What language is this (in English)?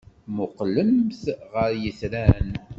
Kabyle